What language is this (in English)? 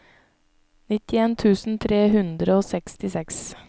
Norwegian